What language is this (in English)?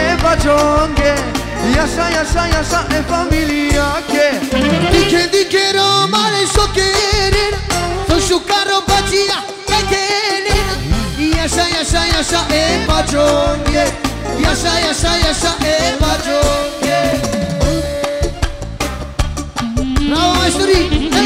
Bulgarian